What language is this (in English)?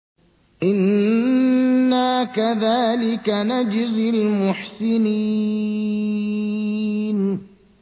Arabic